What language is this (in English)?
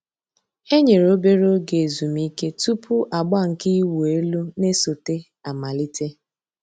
Igbo